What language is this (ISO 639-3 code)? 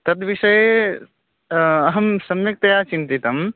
san